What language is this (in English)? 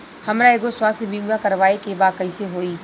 Bhojpuri